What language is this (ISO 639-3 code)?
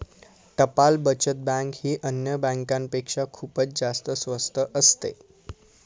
mar